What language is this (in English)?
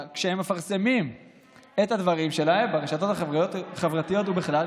Hebrew